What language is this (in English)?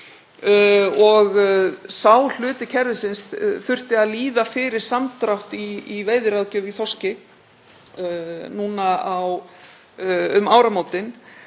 Icelandic